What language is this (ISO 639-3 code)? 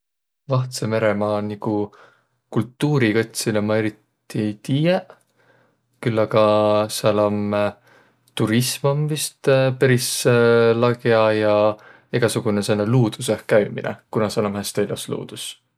vro